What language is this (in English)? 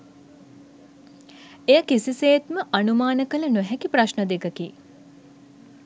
Sinhala